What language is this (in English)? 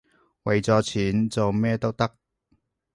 Cantonese